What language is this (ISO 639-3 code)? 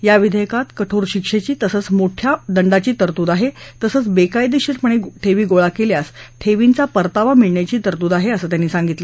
mar